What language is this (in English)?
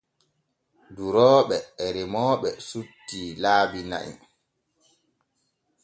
Borgu Fulfulde